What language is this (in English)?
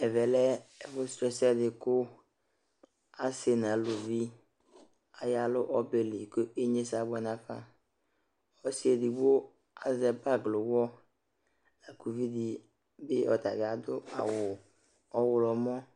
Ikposo